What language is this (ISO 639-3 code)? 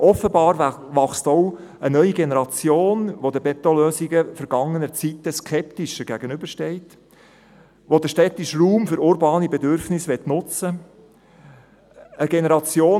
gsw